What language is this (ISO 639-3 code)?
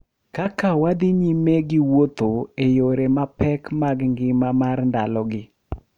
luo